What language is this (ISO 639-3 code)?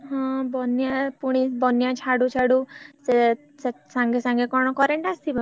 ori